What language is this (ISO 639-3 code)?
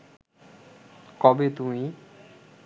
ben